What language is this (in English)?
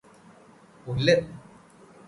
Malayalam